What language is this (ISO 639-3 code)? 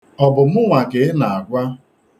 ibo